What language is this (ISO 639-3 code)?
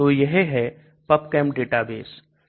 hin